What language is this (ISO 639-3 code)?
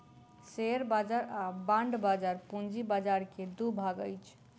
mai